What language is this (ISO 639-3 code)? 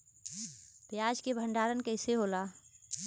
bho